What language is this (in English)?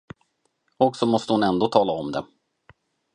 Swedish